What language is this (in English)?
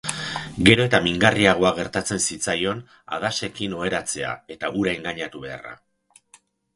Basque